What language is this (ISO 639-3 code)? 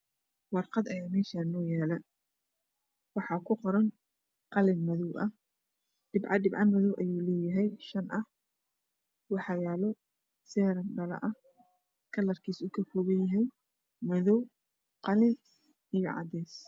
som